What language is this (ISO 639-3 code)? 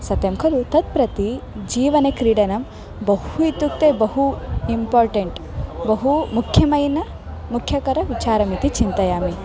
san